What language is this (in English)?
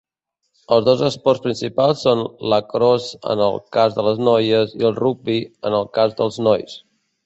Catalan